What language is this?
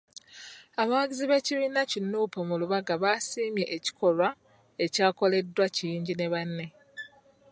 Ganda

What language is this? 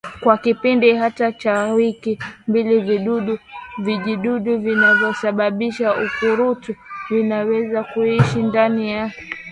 Swahili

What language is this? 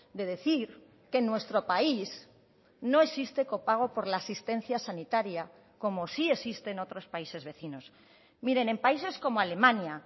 Spanish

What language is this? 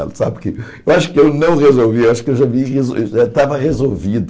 Portuguese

